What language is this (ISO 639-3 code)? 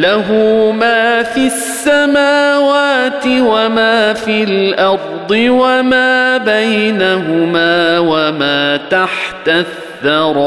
ara